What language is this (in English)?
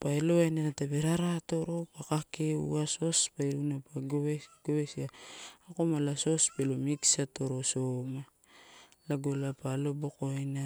Torau